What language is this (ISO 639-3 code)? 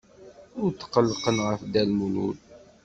kab